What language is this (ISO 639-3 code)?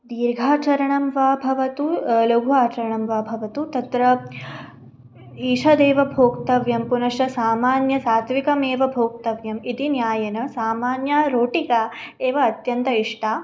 san